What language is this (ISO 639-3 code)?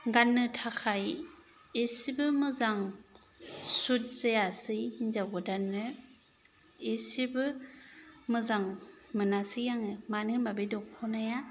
brx